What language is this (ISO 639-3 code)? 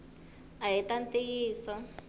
tso